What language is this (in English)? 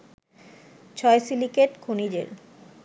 Bangla